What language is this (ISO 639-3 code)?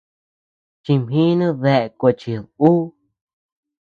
cux